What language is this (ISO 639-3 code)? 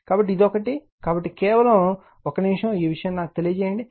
tel